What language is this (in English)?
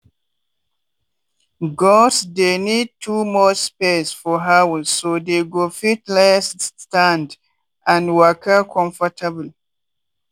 Nigerian Pidgin